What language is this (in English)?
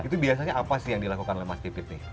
Indonesian